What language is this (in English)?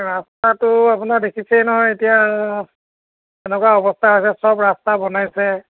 Assamese